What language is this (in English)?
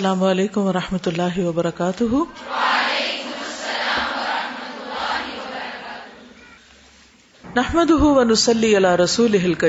Urdu